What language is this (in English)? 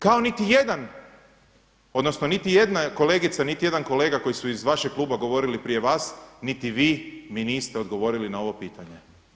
Croatian